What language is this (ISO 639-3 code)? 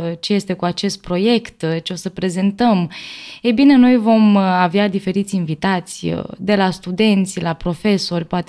ron